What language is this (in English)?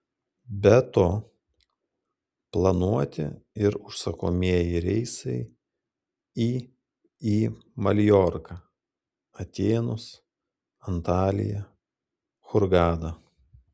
Lithuanian